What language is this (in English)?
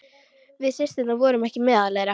Icelandic